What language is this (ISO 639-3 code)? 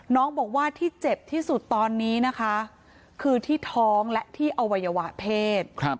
tha